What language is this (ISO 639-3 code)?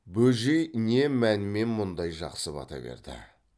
kaz